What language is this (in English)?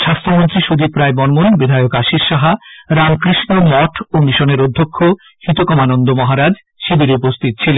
Bangla